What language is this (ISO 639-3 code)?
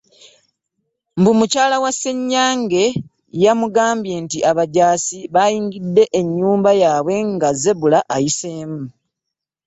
lug